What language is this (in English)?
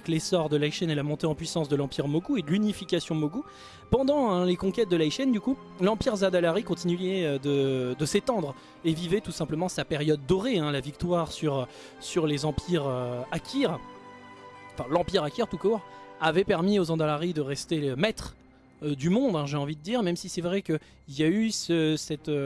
French